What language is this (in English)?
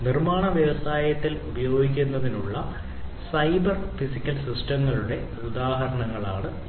Malayalam